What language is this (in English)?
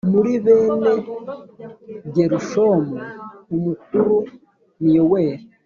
Kinyarwanda